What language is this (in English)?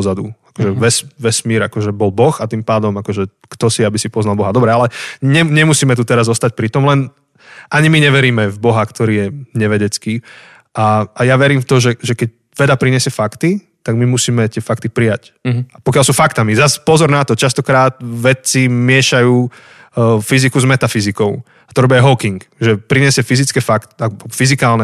Slovak